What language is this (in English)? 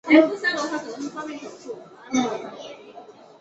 Chinese